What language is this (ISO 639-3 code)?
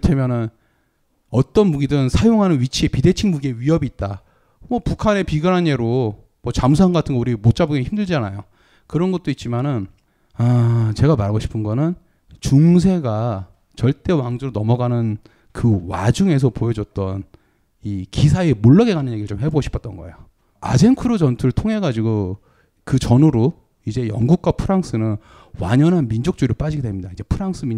kor